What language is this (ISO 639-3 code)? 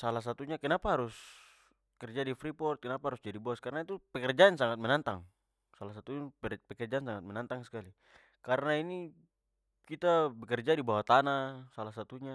pmy